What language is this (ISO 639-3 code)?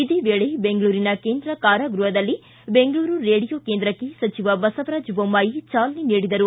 kan